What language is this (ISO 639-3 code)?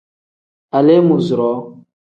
kdh